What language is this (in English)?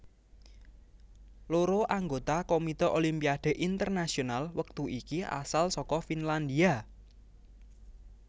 Javanese